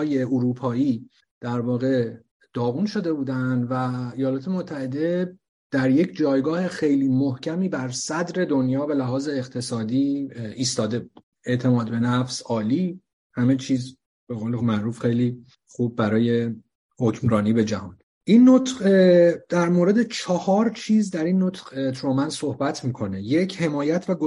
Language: Persian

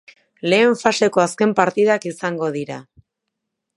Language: Basque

